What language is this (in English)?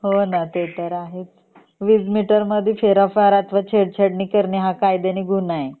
Marathi